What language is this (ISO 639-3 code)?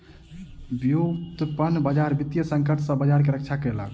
mai